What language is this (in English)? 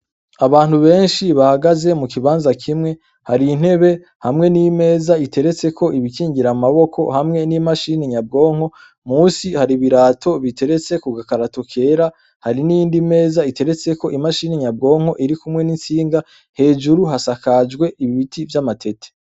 Rundi